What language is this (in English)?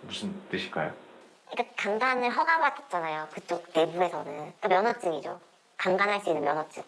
Korean